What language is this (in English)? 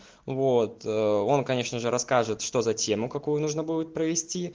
Russian